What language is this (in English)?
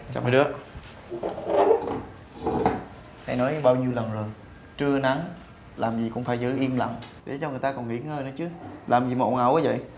Vietnamese